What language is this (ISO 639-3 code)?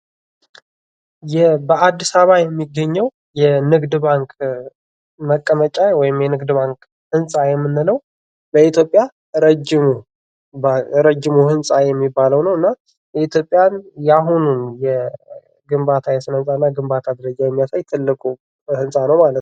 amh